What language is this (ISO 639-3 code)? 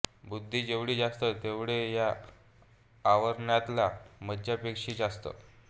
mar